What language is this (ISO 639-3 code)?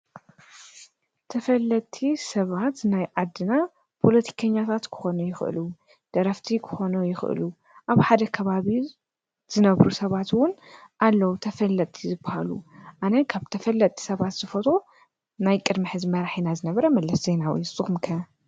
tir